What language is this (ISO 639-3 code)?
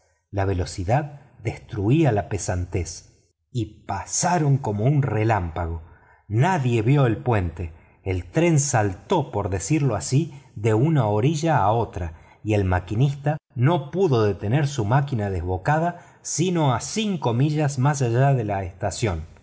spa